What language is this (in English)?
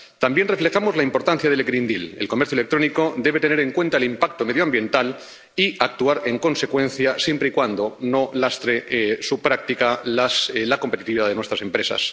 Spanish